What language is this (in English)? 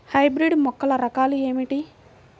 Telugu